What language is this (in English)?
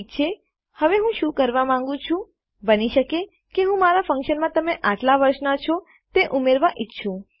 Gujarati